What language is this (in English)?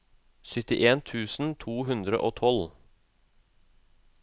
Norwegian